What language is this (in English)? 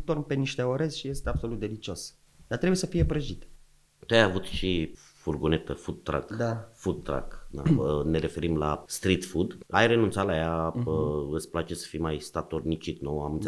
Romanian